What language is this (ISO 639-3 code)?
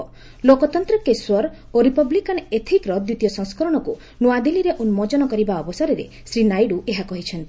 ori